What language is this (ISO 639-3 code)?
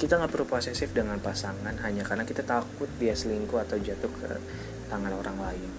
ind